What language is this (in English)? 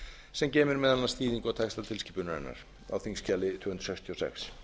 Icelandic